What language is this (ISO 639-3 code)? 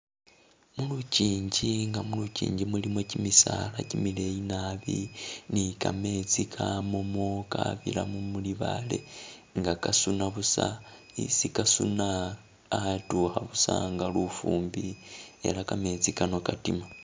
myx